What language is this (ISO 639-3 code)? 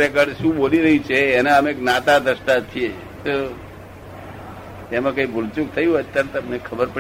guj